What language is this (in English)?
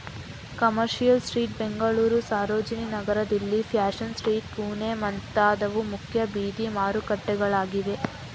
Kannada